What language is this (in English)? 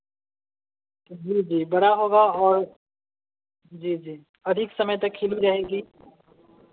Hindi